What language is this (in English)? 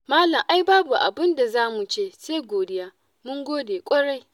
Hausa